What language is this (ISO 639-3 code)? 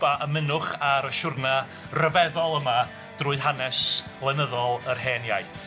cym